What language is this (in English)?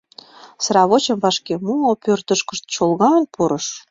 Mari